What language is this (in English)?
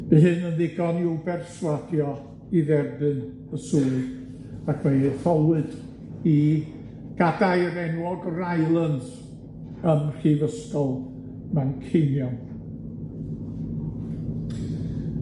Welsh